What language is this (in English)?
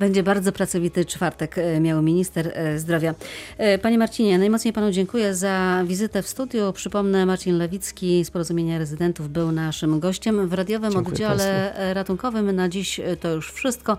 Polish